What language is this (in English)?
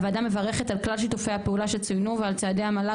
Hebrew